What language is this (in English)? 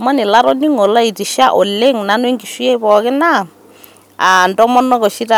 Masai